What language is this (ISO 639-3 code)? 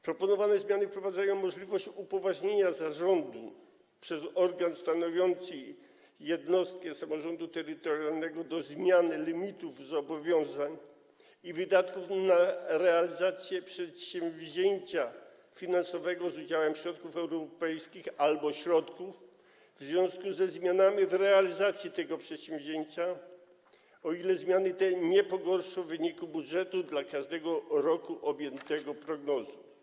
pol